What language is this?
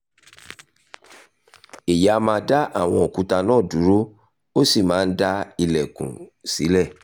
Yoruba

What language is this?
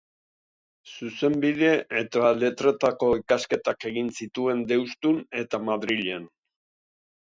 Basque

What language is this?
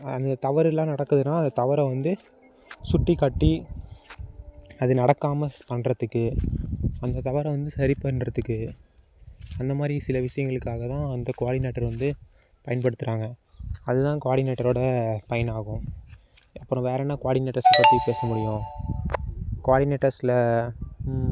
Tamil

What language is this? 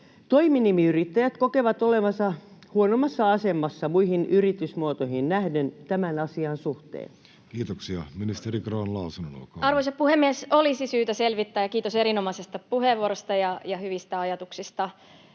Finnish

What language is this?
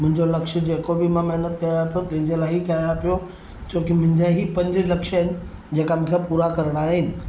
Sindhi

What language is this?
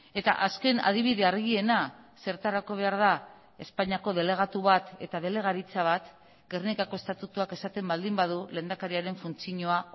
Basque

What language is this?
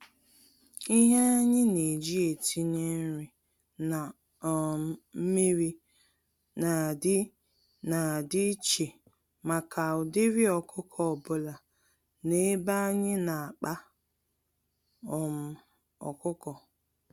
Igbo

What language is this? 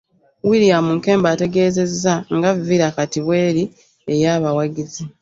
Ganda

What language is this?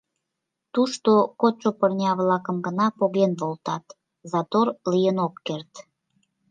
Mari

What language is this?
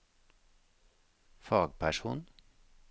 Norwegian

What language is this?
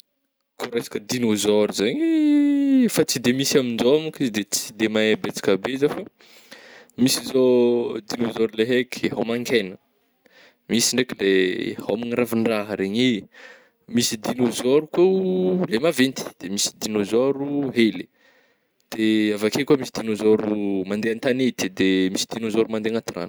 Northern Betsimisaraka Malagasy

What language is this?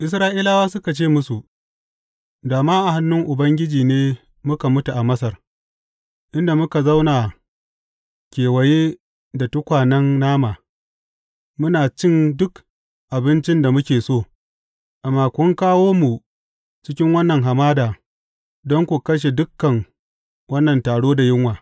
Hausa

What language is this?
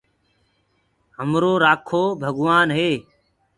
Gurgula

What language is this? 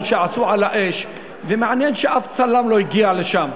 Hebrew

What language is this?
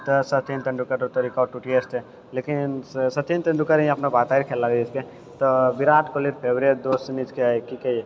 Maithili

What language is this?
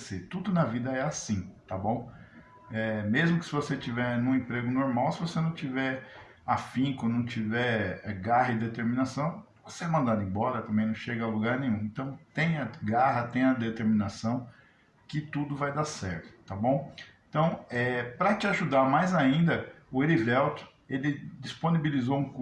Portuguese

